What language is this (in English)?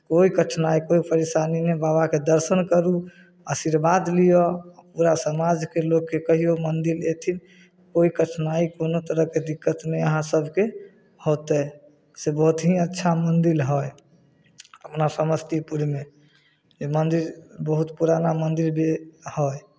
Maithili